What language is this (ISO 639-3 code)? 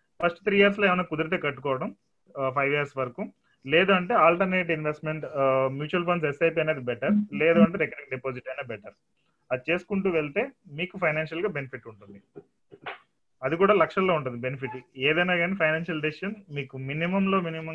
tel